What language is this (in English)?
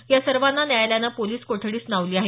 Marathi